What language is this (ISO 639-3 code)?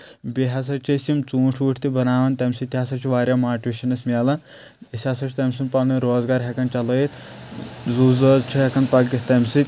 kas